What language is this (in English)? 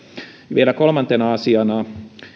Finnish